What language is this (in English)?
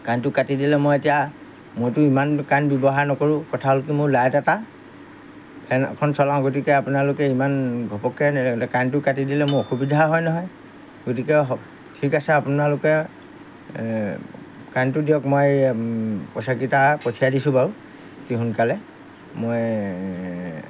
Assamese